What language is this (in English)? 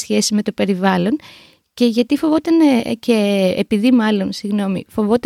Greek